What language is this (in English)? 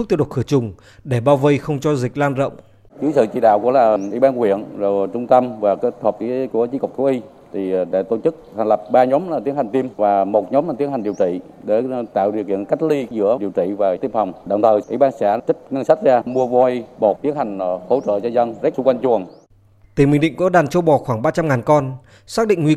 Vietnamese